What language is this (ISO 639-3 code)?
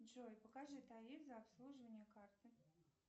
rus